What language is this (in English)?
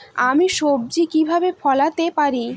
Bangla